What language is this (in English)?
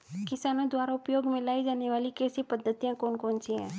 Hindi